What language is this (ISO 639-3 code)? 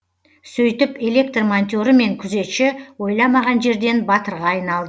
kaz